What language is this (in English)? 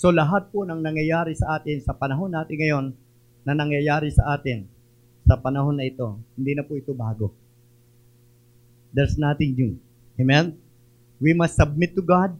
Filipino